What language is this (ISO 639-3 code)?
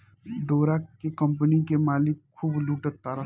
bho